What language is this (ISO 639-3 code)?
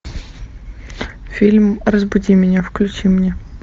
rus